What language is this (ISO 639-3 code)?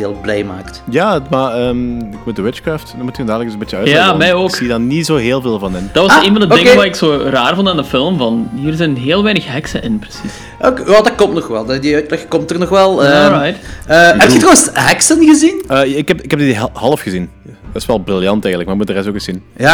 nld